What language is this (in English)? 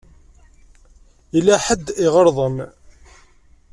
Kabyle